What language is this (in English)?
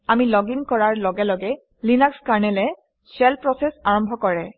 Assamese